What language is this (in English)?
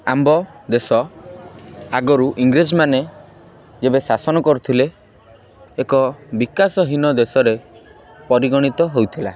Odia